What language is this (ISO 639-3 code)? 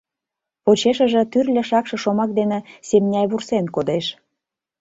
chm